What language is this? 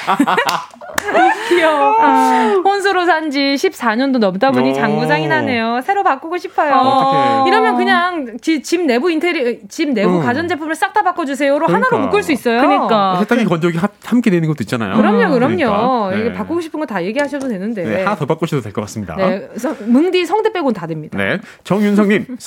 Korean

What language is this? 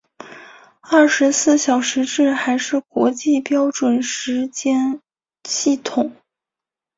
Chinese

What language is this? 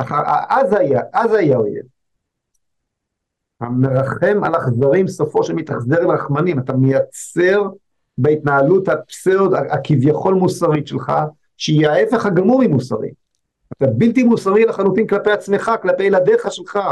Hebrew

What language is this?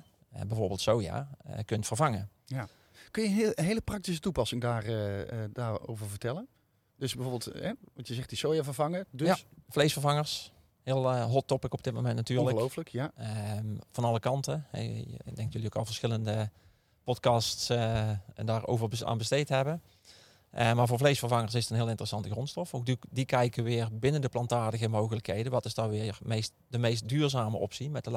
Dutch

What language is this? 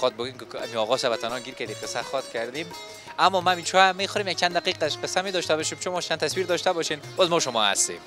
Persian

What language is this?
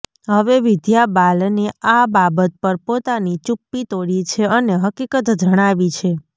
Gujarati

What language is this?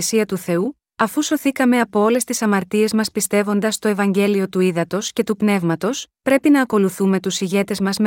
Greek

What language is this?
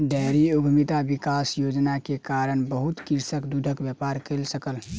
Maithili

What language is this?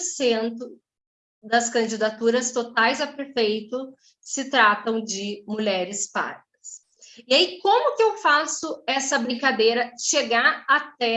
Portuguese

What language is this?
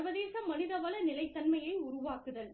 Tamil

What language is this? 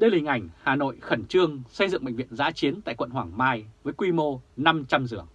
Vietnamese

